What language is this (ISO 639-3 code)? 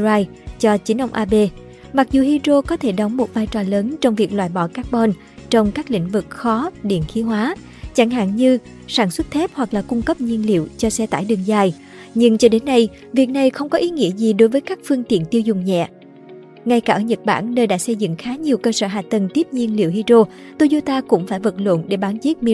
vie